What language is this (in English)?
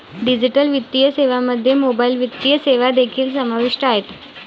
Marathi